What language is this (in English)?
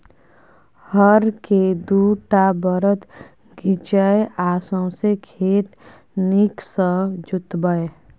Maithili